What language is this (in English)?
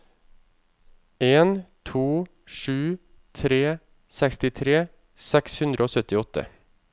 Norwegian